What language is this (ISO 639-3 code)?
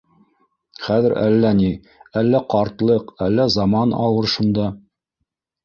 bak